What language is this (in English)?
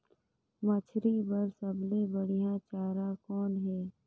Chhattisgarhi